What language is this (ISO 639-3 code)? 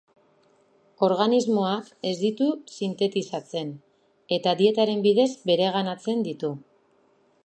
eus